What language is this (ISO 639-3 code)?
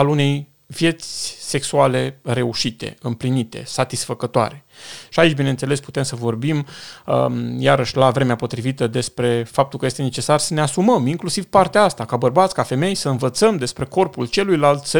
ron